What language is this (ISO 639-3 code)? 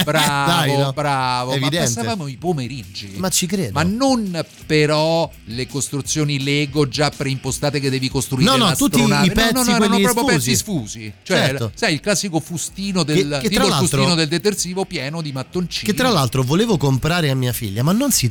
ita